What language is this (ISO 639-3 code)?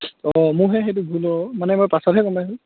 asm